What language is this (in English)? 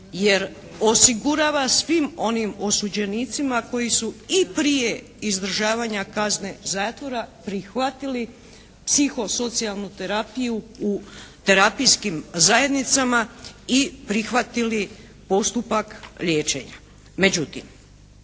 Croatian